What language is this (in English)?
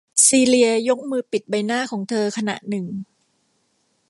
Thai